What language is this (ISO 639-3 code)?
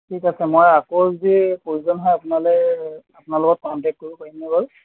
asm